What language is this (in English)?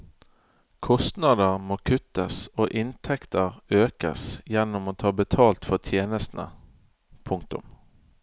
Norwegian